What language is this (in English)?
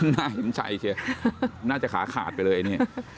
Thai